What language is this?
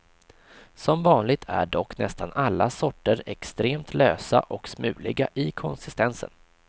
Swedish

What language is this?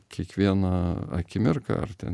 Lithuanian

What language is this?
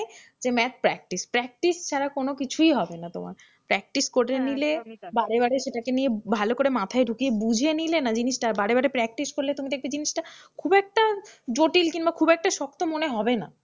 Bangla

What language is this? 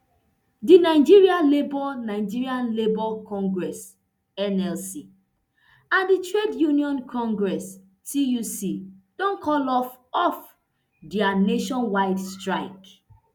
Nigerian Pidgin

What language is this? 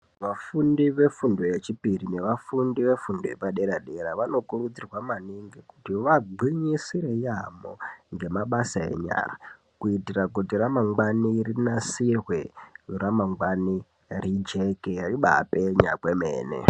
Ndau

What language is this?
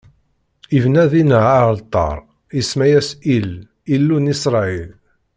Kabyle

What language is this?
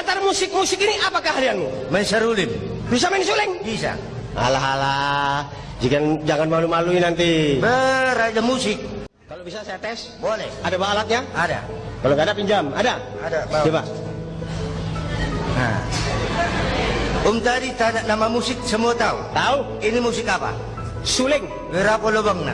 Indonesian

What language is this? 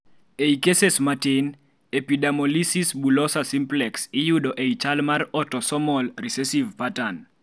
Luo (Kenya and Tanzania)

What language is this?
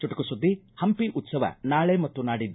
Kannada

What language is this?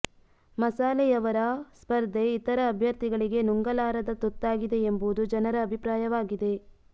Kannada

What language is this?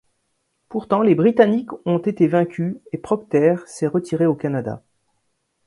French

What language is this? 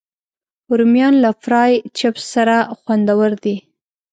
Pashto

